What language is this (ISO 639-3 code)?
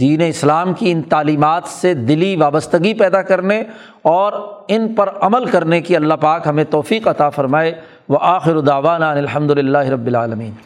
urd